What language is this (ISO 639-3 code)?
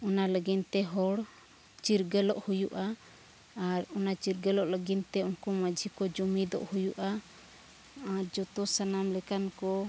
sat